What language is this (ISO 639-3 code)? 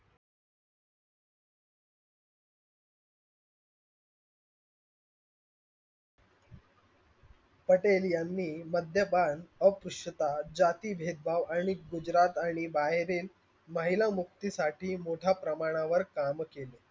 mar